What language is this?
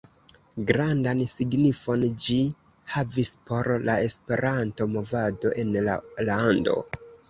Esperanto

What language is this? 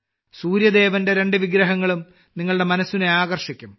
Malayalam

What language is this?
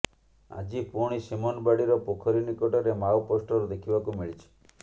Odia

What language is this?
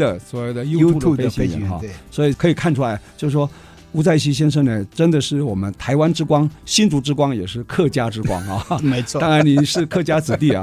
Chinese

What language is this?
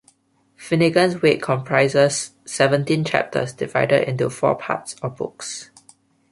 English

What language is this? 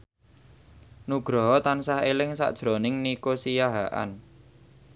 Javanese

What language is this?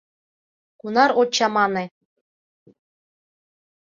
Mari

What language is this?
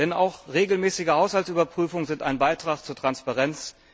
German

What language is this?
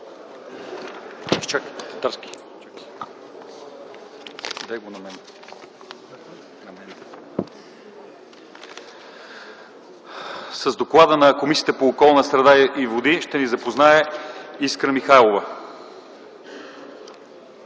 Bulgarian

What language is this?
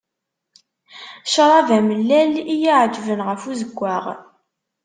Kabyle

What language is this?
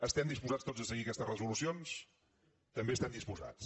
Catalan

